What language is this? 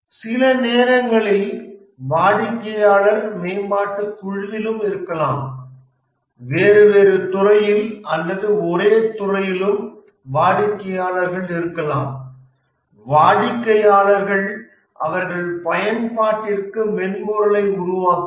Tamil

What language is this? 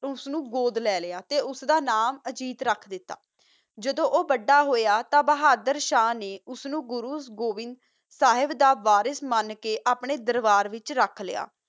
Punjabi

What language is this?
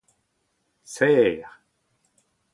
Breton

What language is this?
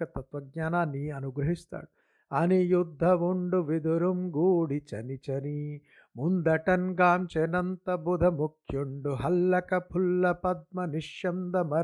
Telugu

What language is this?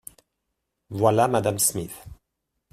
French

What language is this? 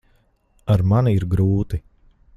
Latvian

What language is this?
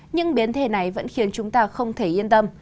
Vietnamese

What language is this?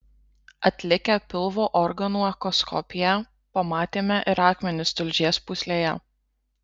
Lithuanian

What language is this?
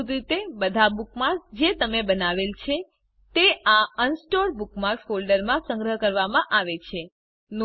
Gujarati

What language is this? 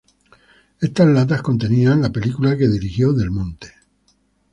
Spanish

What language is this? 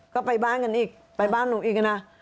Thai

